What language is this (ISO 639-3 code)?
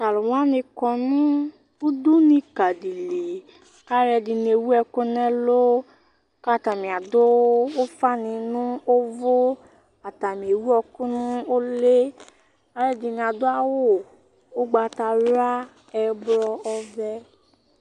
kpo